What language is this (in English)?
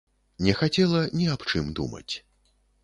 Belarusian